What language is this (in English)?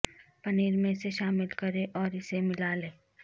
Urdu